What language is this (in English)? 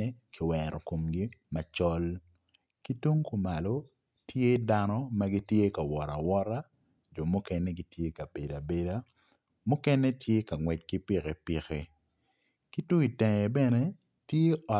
Acoli